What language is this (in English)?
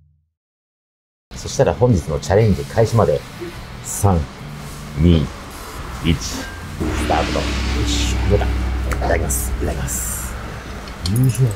Japanese